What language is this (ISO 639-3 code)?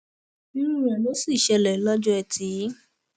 yor